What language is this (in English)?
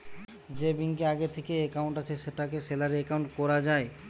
Bangla